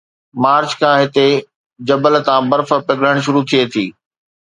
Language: Sindhi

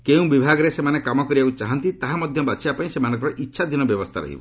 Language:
Odia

